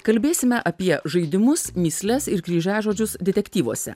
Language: Lithuanian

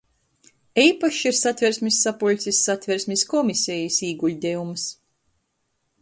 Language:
Latgalian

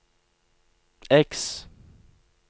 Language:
Norwegian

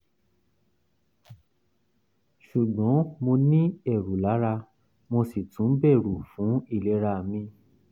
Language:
Yoruba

